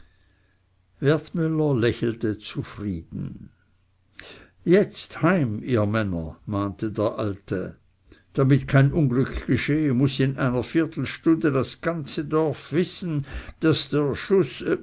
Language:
German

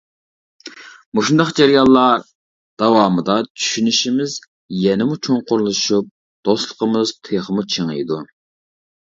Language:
Uyghur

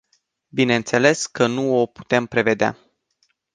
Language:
Romanian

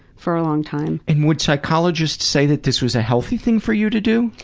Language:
English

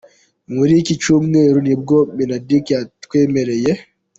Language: Kinyarwanda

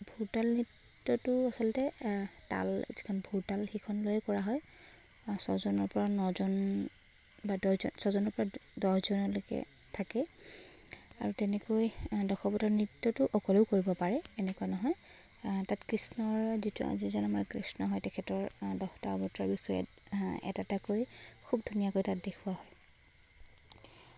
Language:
Assamese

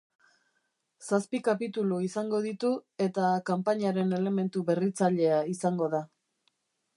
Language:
Basque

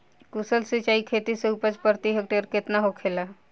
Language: Bhojpuri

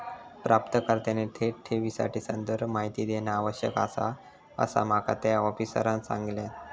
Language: Marathi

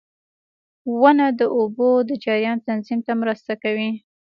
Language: Pashto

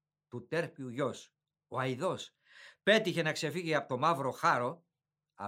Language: Greek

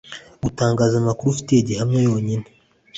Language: Kinyarwanda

